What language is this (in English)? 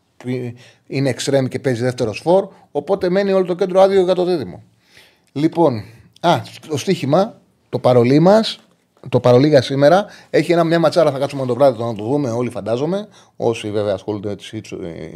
Greek